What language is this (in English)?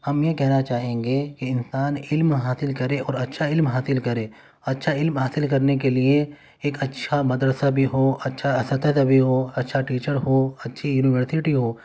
Urdu